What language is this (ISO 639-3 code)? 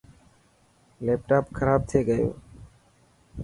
mki